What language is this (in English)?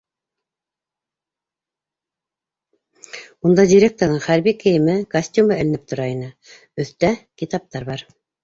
Bashkir